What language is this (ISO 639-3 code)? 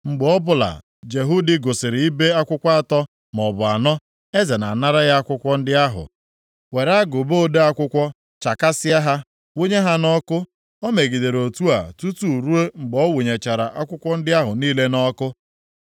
ibo